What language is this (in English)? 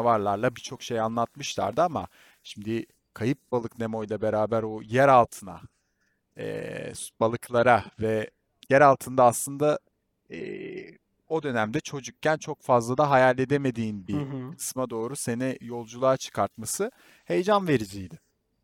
Turkish